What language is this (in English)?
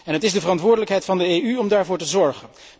Dutch